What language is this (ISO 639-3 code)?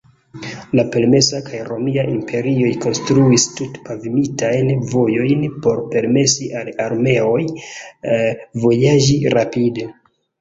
epo